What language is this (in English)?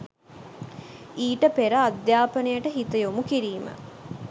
Sinhala